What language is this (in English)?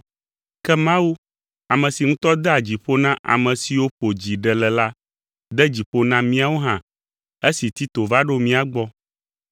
Ewe